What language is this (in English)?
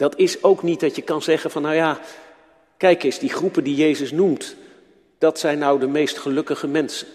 Dutch